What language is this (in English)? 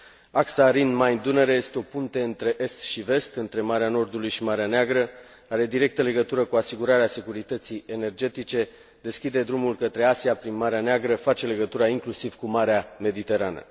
Romanian